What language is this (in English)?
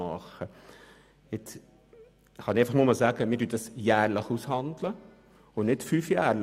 Swiss German